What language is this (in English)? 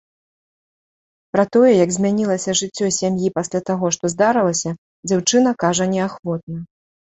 Belarusian